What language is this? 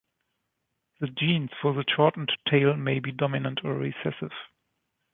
English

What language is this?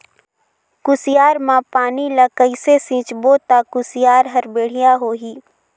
Chhattisgarhi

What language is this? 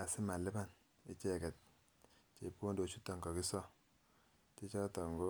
Kalenjin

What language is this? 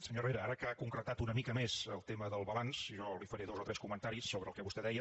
Catalan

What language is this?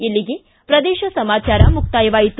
Kannada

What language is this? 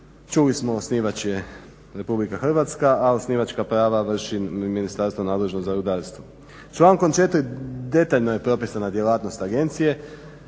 Croatian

